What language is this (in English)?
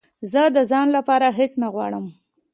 Pashto